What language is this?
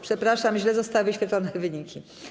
Polish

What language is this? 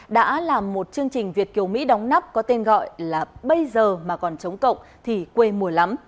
Vietnamese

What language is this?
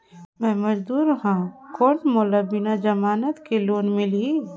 Chhattisgarhi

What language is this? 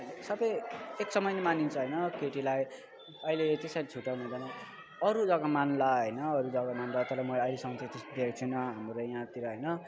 Nepali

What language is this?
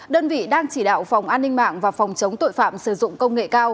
Vietnamese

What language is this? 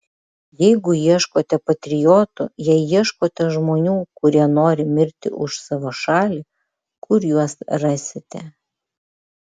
Lithuanian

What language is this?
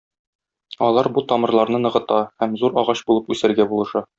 Tatar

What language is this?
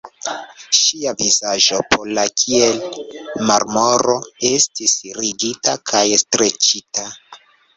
Esperanto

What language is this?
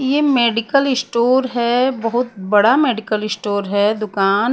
Hindi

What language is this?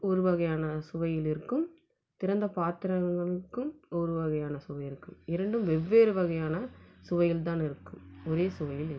Tamil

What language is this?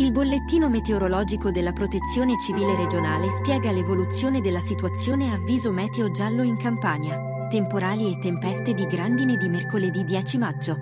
Italian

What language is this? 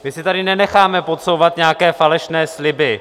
Czech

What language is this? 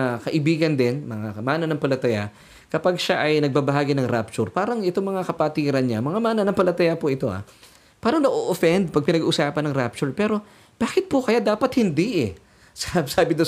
Filipino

